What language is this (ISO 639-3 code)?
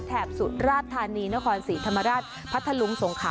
tha